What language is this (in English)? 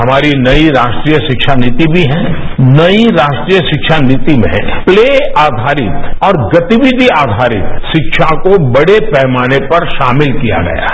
Hindi